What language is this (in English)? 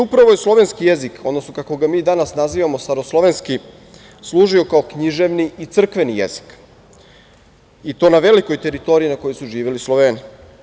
Serbian